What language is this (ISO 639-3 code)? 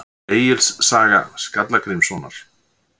isl